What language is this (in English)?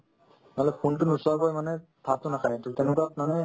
Assamese